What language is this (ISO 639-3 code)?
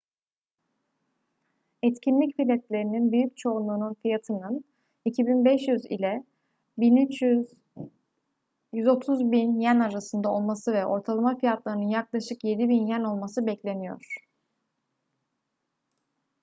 tur